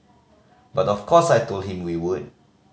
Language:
English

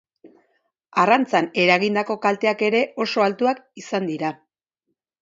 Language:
Basque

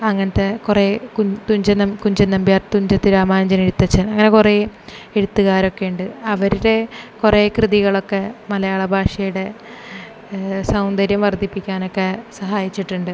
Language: Malayalam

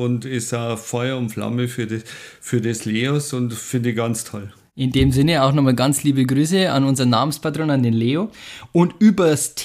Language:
German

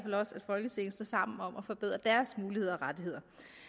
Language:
Danish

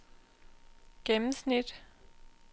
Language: Danish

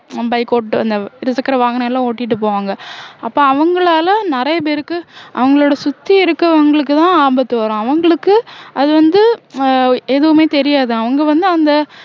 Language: Tamil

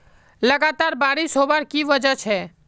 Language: Magahi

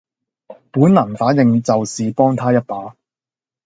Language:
Cantonese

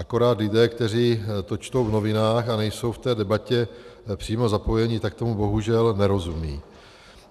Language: Czech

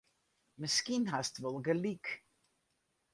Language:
Western Frisian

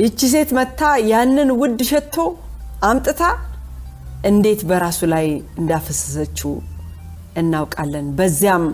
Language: Amharic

